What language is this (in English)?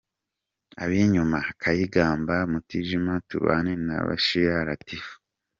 Kinyarwanda